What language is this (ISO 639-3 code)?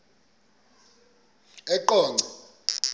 xho